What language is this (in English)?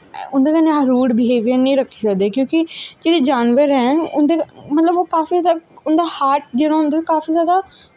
Dogri